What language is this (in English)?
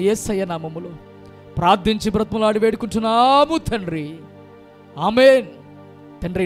Hindi